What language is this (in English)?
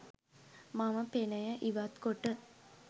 Sinhala